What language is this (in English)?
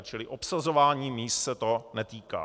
Czech